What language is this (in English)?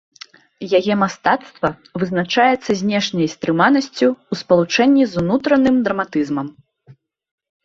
Belarusian